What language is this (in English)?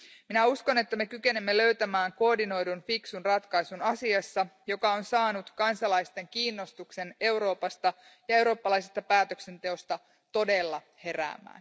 Finnish